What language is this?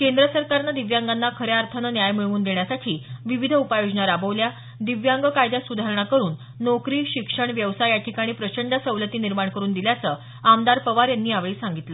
Marathi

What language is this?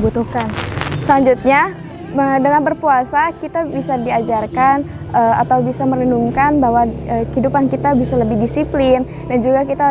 Indonesian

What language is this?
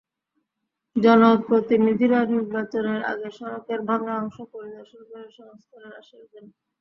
Bangla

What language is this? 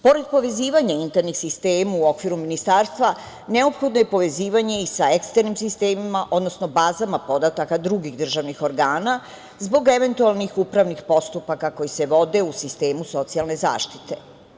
Serbian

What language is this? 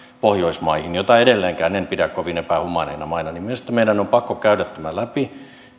Finnish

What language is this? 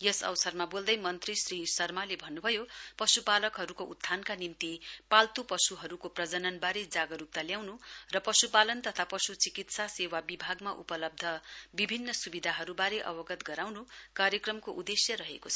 Nepali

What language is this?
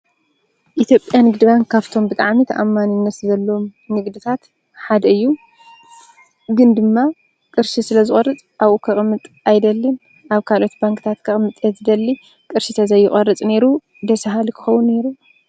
Tigrinya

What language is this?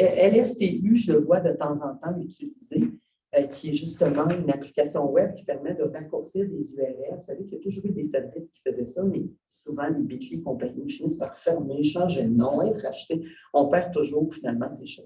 French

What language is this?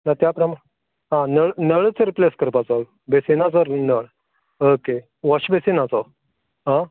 Konkani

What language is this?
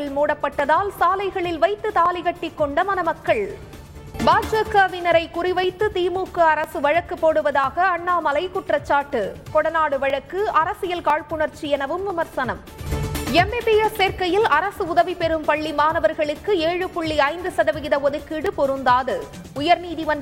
Tamil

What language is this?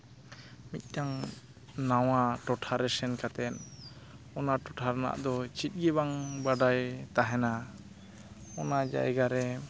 Santali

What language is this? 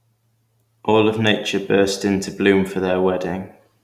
English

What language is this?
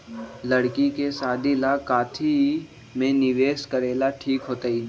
Magahi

